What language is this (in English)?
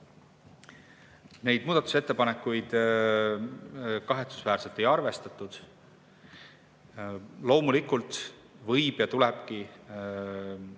Estonian